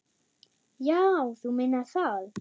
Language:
Icelandic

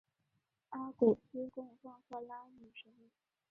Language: Chinese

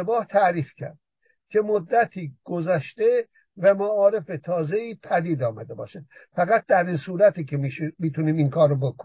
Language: Persian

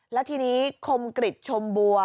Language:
Thai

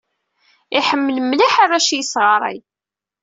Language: Kabyle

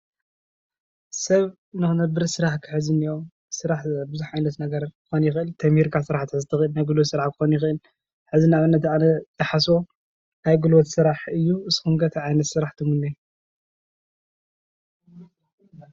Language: Tigrinya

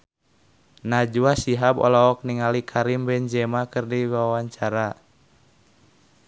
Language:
Sundanese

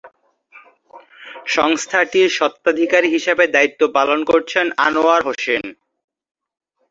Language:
Bangla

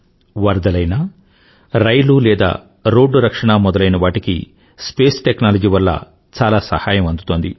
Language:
Telugu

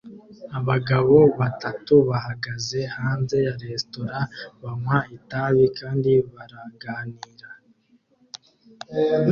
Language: Kinyarwanda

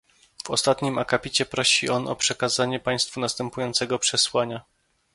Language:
Polish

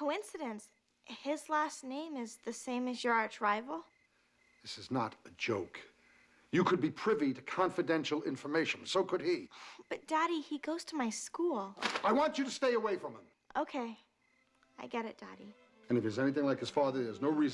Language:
English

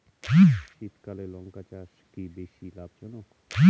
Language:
Bangla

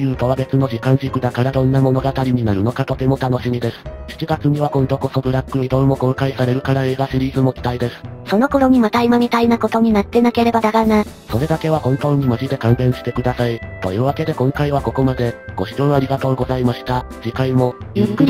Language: Japanese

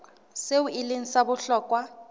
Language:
Southern Sotho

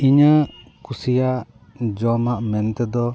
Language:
Santali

